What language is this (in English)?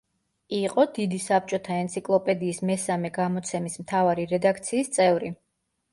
Georgian